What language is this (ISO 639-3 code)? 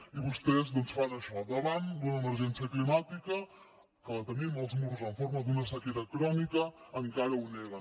cat